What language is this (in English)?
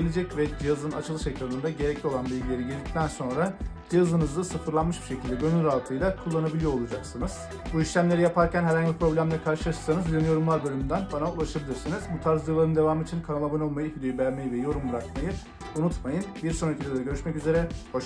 Turkish